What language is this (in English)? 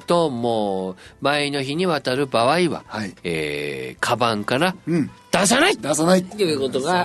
Japanese